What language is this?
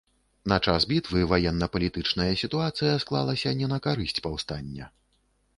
Belarusian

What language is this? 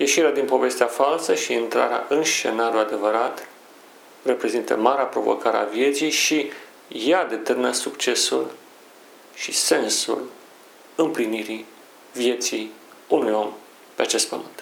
Romanian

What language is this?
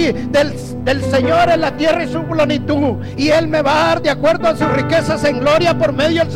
Spanish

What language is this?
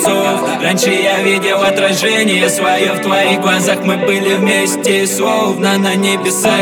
Russian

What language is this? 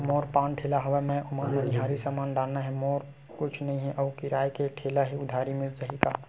Chhattisgarhi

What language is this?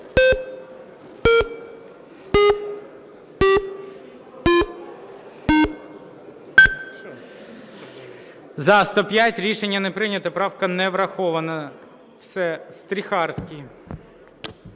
Ukrainian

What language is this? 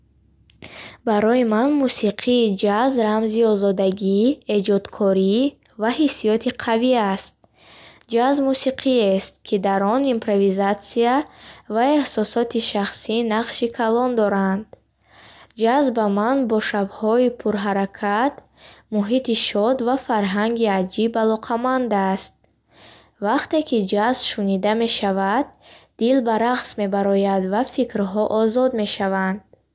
Bukharic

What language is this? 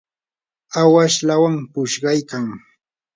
Yanahuanca Pasco Quechua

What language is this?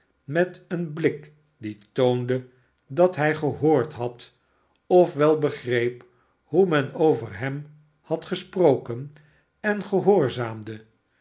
Dutch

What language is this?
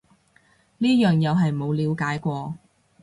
Cantonese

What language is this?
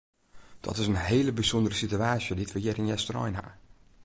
Western Frisian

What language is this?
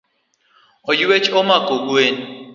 Luo (Kenya and Tanzania)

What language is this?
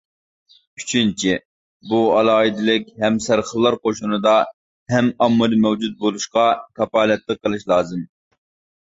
Uyghur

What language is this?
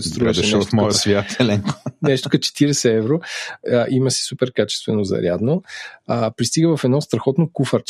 Bulgarian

